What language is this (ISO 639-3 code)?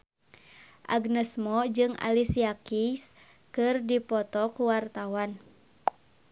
sun